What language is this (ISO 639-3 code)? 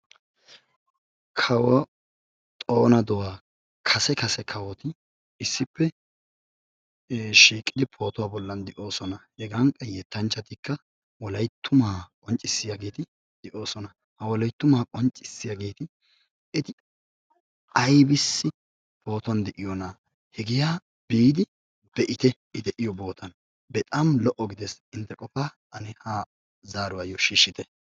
wal